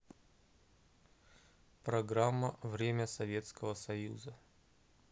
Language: Russian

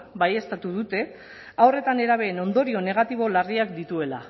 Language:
Basque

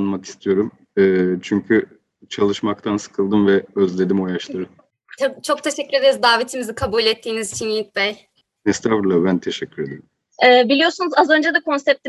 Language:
Turkish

